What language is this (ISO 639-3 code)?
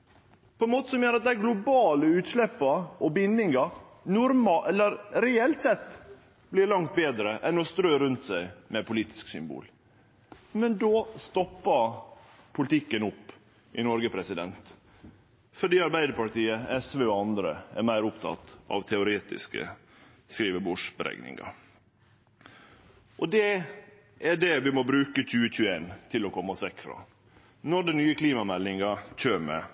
nno